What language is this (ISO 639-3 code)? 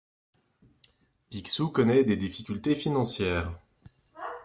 fra